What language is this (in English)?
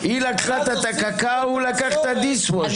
Hebrew